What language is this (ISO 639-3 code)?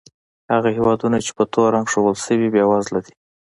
pus